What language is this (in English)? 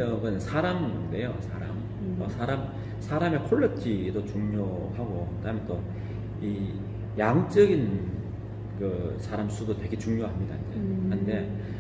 Korean